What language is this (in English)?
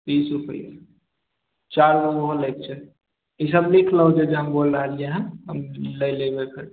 Maithili